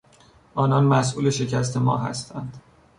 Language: Persian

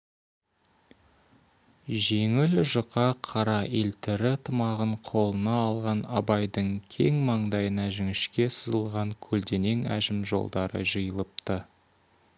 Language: Kazakh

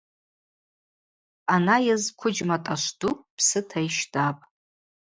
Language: Abaza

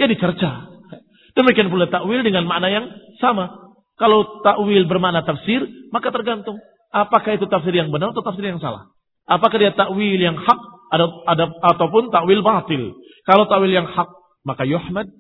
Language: Indonesian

